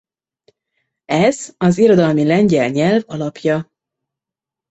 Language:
Hungarian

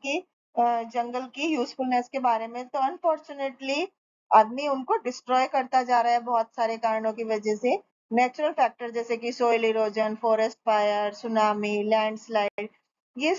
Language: Hindi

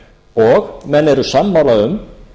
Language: Icelandic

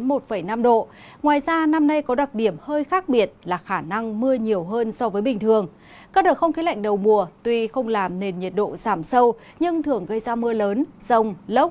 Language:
Vietnamese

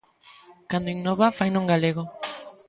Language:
Galician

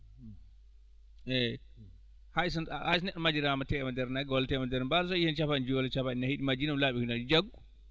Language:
Fula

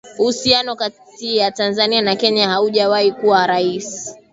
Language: Swahili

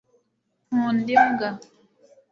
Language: Kinyarwanda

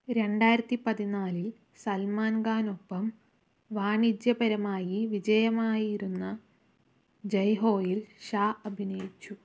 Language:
Malayalam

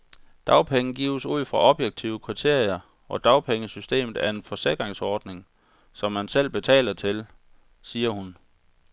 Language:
Danish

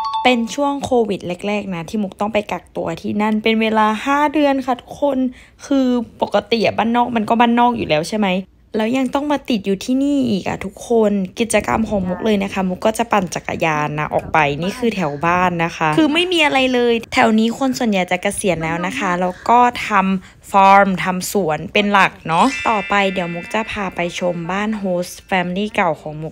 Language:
Thai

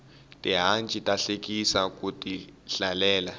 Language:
Tsonga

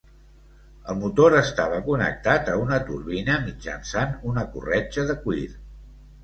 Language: Catalan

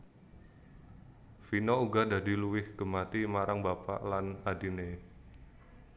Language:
Javanese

